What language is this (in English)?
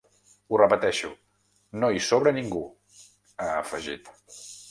Catalan